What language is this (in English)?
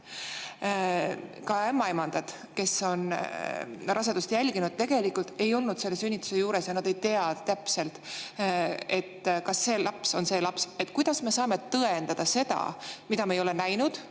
Estonian